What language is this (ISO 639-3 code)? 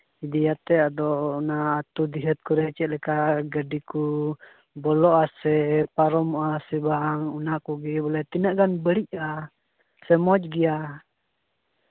sat